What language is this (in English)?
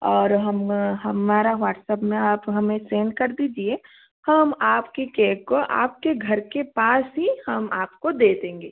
Hindi